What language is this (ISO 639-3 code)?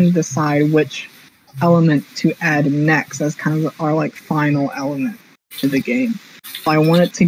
eng